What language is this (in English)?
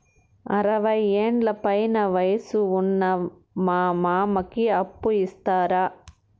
Telugu